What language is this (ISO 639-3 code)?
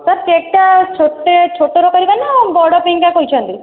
ori